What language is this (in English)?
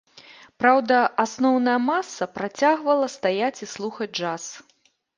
Belarusian